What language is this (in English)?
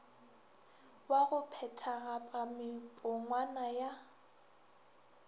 Northern Sotho